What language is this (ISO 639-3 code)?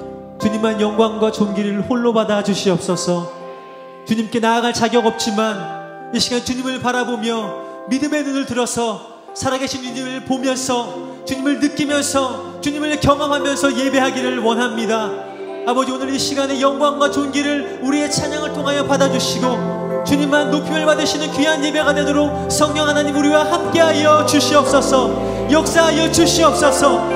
kor